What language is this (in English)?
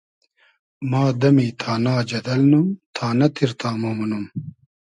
Hazaragi